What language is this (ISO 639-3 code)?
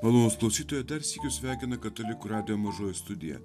lit